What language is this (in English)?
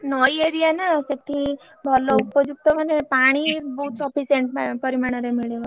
Odia